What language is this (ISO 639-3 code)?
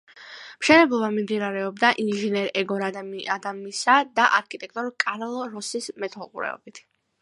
kat